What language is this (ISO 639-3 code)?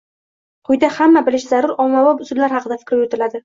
uzb